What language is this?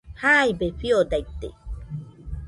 Nüpode Huitoto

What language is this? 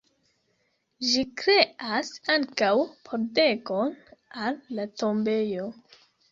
Esperanto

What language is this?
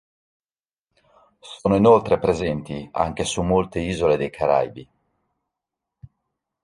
Italian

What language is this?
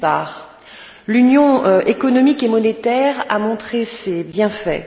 French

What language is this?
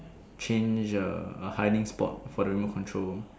English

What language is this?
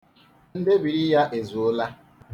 Igbo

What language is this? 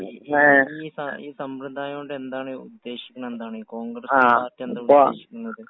Malayalam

